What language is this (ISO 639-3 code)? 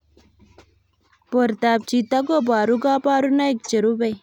kln